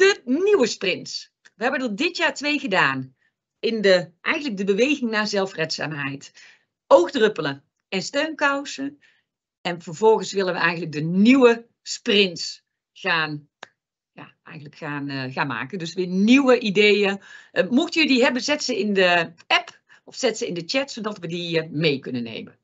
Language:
Dutch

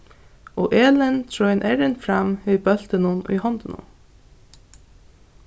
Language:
Faroese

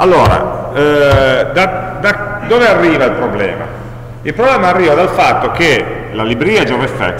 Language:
Italian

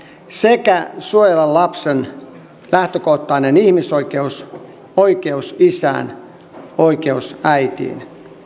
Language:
Finnish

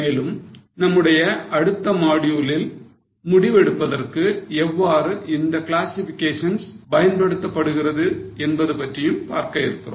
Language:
Tamil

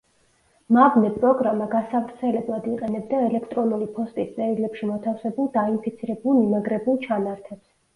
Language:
Georgian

